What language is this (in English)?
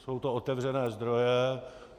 Czech